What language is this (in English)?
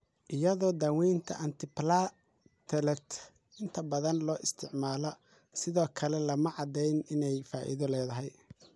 Somali